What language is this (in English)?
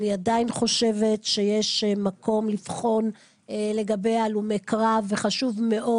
Hebrew